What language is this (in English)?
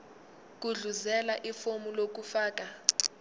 Zulu